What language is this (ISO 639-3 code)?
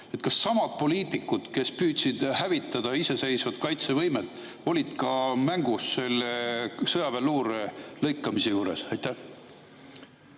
est